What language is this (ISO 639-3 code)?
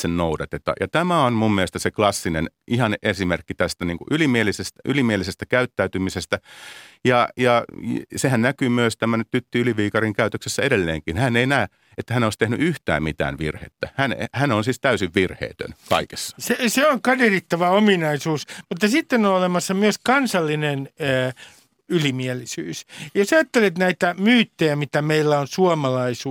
fin